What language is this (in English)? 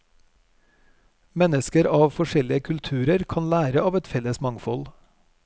Norwegian